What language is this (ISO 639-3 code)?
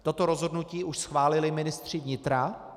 ces